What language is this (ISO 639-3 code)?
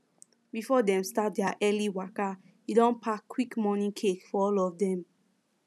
pcm